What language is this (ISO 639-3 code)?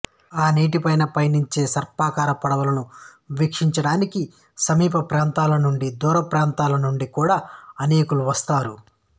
tel